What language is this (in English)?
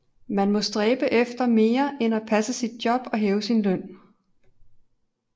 Danish